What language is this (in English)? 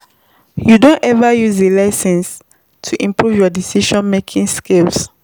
Nigerian Pidgin